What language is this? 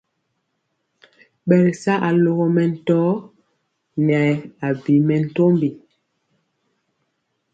Mpiemo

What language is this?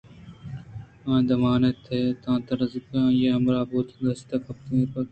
Eastern Balochi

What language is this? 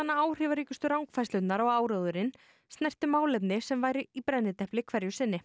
Icelandic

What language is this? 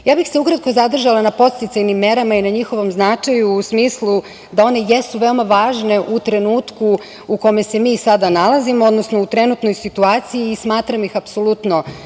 Serbian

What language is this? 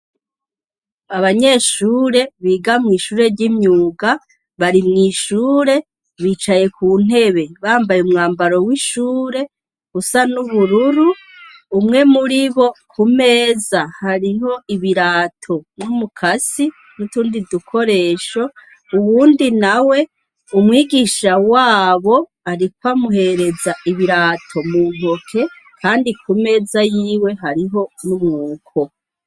Rundi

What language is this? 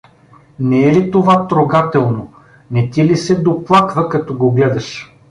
Bulgarian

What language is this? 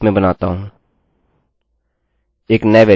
Hindi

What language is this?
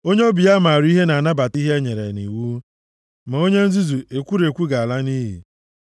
Igbo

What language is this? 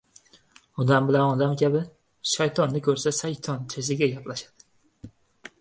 Uzbek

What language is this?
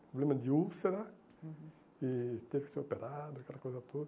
Portuguese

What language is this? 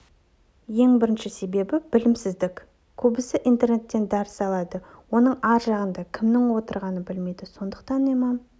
Kazakh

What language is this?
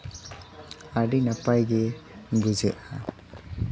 Santali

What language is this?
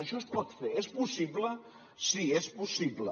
Catalan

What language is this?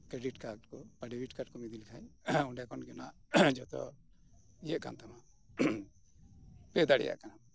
Santali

